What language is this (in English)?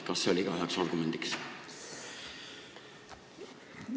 Estonian